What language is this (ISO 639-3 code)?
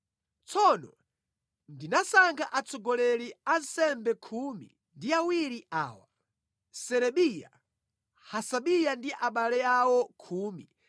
nya